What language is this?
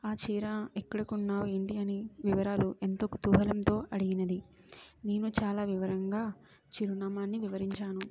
Telugu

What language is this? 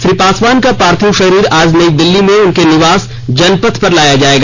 Hindi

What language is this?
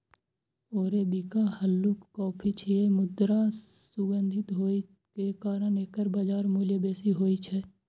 Maithili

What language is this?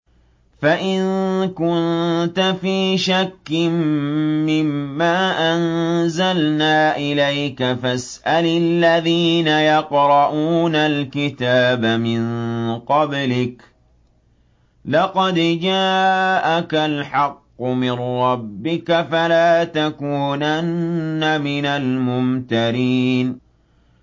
Arabic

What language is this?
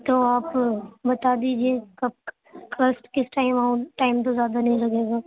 Urdu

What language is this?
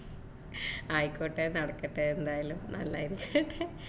Malayalam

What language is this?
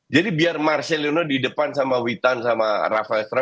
Indonesian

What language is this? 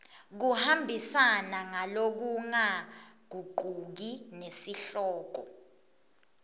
Swati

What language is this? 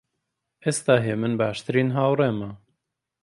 Central Kurdish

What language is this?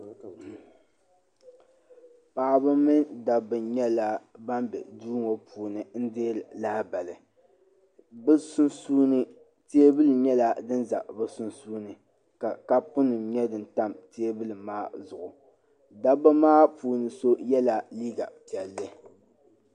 Dagbani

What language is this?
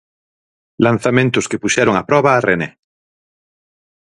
Galician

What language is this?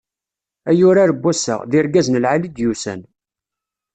Kabyle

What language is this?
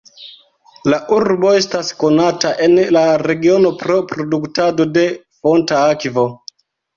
Esperanto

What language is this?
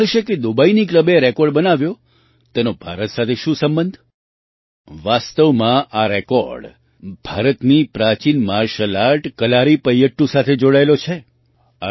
Gujarati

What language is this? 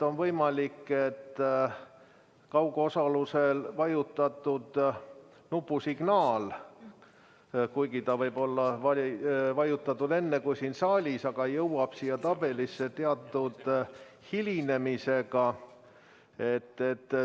Estonian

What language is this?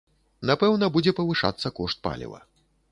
Belarusian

